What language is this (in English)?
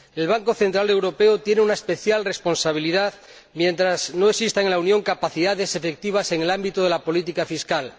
Spanish